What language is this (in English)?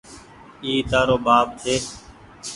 Goaria